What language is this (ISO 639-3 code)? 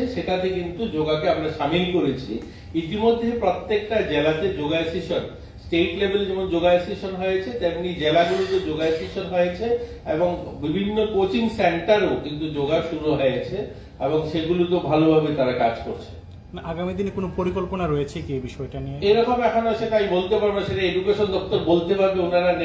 ben